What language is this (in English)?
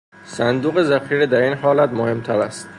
Persian